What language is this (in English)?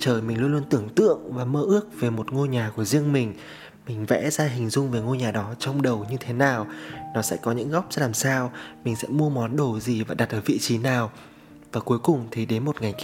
Vietnamese